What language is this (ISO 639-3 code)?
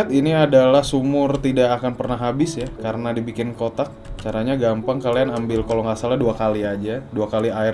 ind